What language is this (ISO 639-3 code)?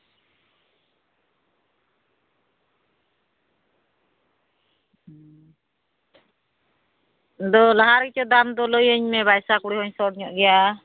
sat